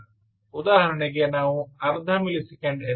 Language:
Kannada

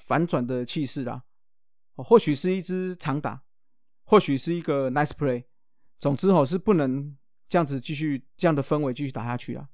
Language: Chinese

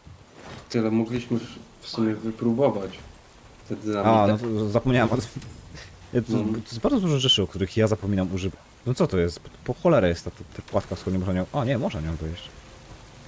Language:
Polish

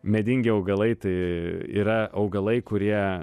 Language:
Lithuanian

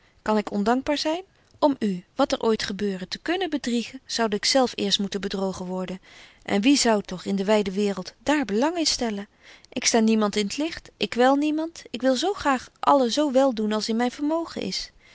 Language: Dutch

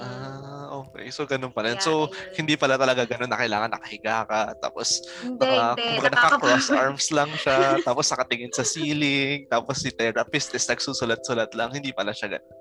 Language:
Filipino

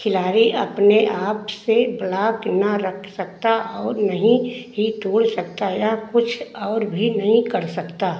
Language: Hindi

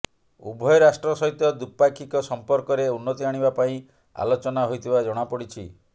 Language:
Odia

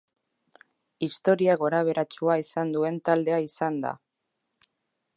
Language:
Basque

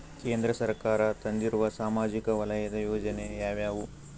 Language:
Kannada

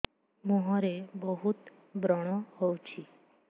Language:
Odia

